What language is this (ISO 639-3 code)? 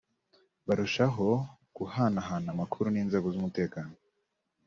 kin